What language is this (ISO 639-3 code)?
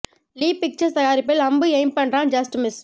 tam